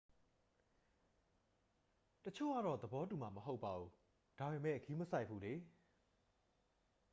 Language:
Burmese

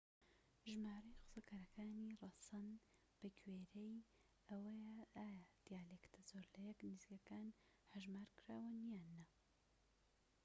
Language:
Central Kurdish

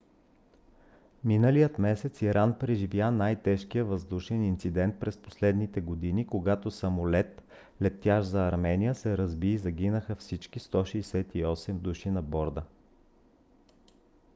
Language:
Bulgarian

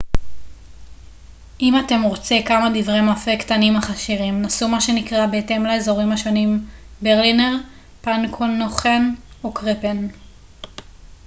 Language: Hebrew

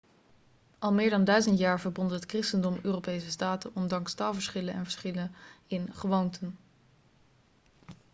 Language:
Dutch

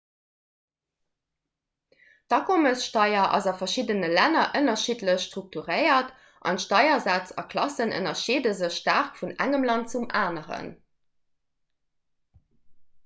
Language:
Luxembourgish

